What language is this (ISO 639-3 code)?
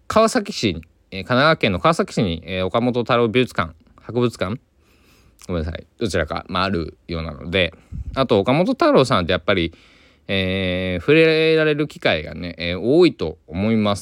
jpn